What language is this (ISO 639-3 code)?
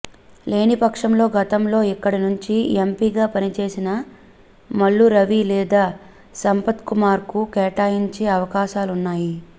tel